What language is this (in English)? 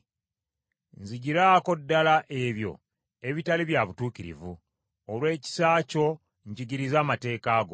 Ganda